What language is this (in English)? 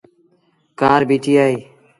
Sindhi Bhil